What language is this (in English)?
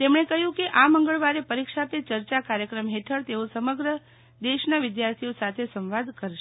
Gujarati